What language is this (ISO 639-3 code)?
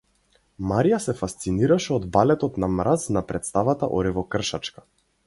mkd